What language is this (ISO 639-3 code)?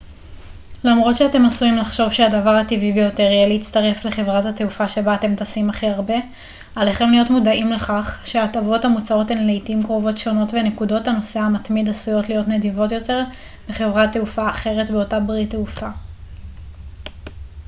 heb